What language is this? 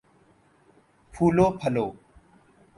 Urdu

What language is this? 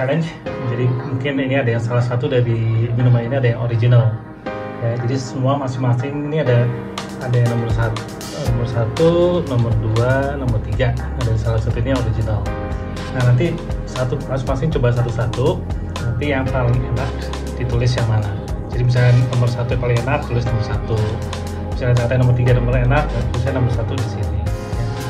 Indonesian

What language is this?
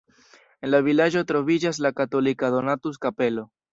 Esperanto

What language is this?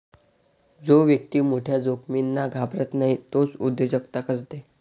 Marathi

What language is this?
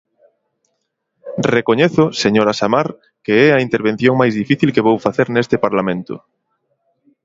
Galician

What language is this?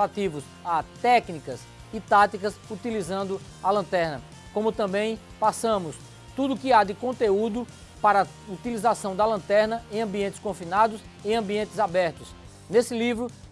Portuguese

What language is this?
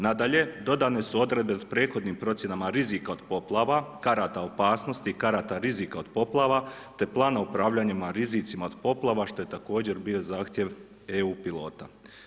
Croatian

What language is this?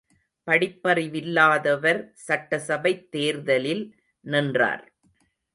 Tamil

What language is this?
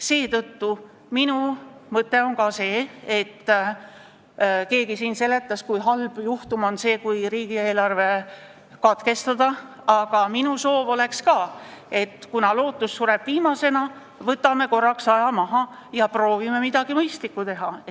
Estonian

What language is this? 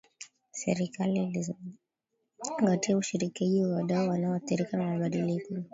Swahili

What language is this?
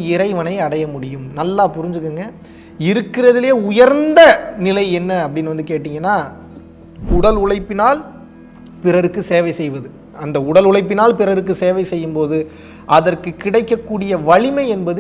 Turkish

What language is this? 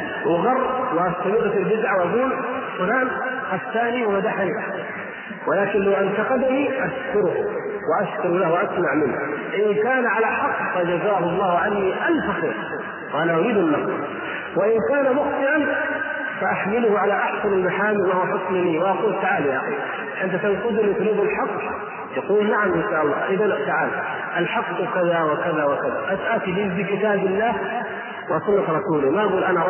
Arabic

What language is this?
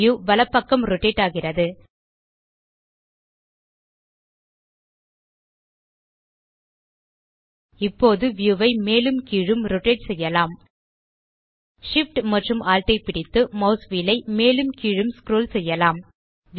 Tamil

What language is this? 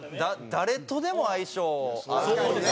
Japanese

